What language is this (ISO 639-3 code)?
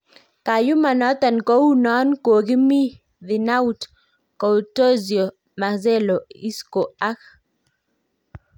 kln